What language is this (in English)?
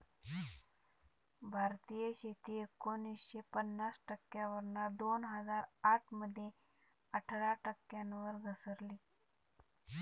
Marathi